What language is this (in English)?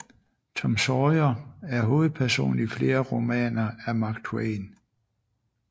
Danish